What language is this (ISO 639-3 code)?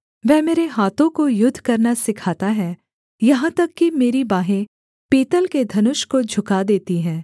hin